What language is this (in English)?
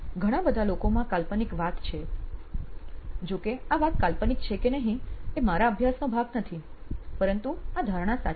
Gujarati